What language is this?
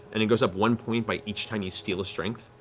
English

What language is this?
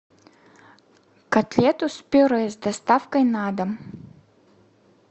Russian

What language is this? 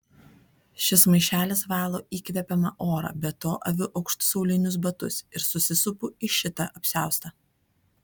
Lithuanian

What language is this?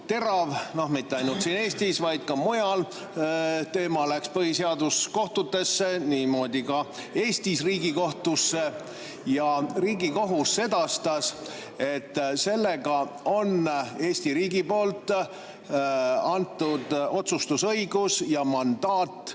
Estonian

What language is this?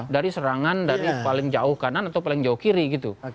Indonesian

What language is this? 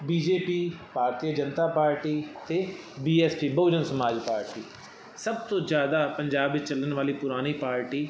Punjabi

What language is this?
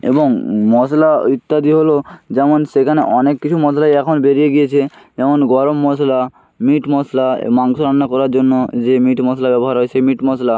Bangla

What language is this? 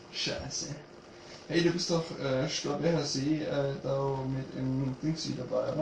German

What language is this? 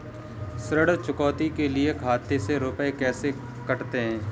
Hindi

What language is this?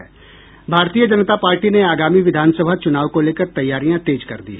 Hindi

